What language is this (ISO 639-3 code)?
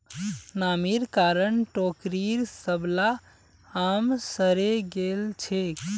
mag